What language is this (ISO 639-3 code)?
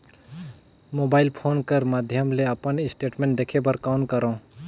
hne